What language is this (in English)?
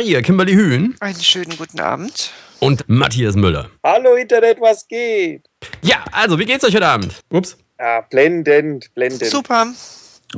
German